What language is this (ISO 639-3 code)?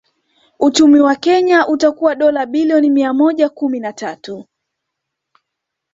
swa